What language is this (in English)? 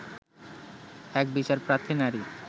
Bangla